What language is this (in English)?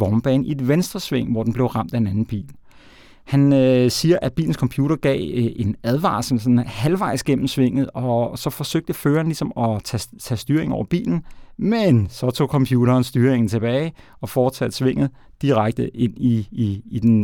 Danish